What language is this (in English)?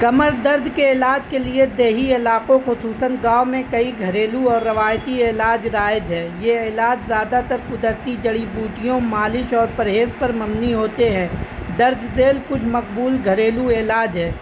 Urdu